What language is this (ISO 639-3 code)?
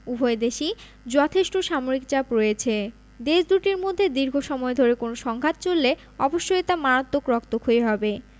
ben